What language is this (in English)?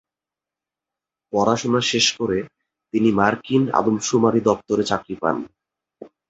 Bangla